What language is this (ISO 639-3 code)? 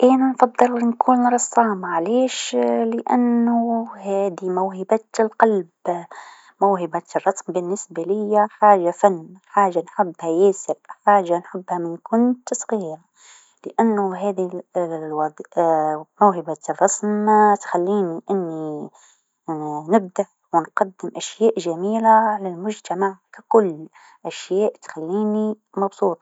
aeb